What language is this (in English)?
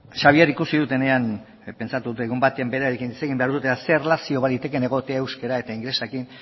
Basque